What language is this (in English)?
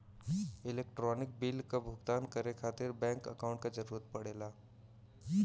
Bhojpuri